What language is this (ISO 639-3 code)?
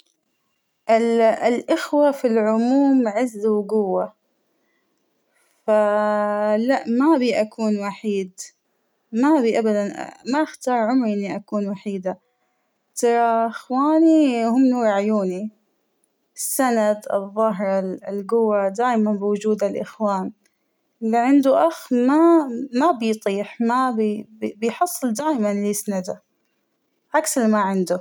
acw